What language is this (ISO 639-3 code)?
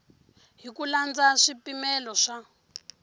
tso